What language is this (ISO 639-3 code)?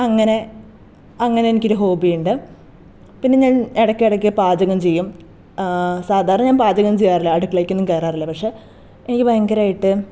mal